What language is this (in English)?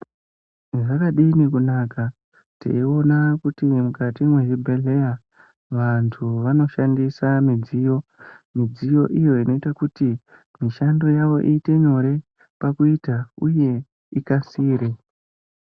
Ndau